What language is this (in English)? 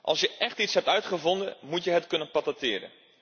Dutch